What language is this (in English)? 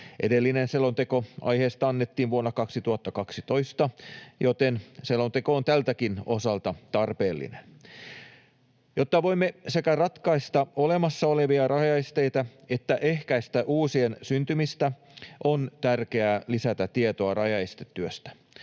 Finnish